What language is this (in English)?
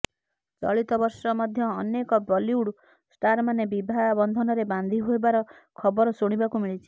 Odia